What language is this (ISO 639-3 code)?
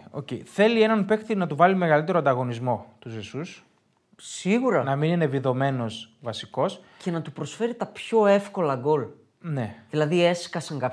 ell